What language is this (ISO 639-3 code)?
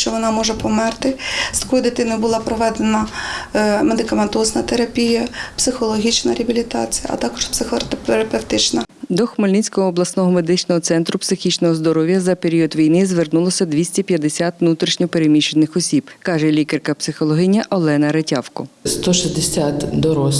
ukr